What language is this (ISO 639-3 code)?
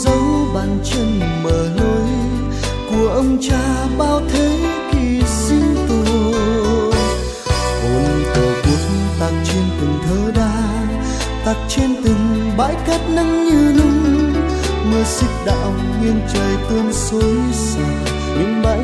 vie